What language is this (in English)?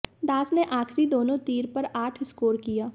Hindi